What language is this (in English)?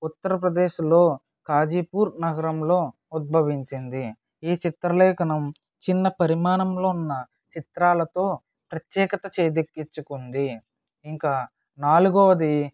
Telugu